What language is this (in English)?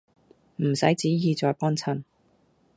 Cantonese